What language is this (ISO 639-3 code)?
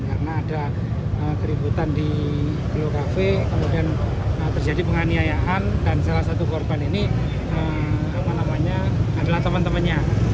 ind